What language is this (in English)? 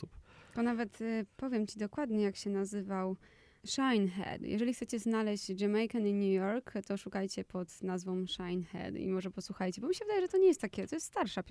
Polish